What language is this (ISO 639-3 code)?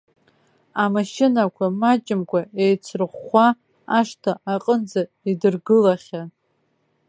abk